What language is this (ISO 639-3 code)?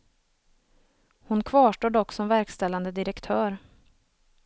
swe